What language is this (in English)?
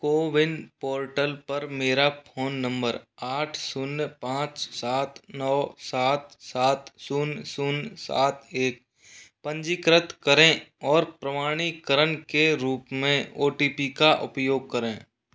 Hindi